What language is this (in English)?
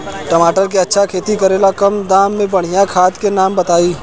Bhojpuri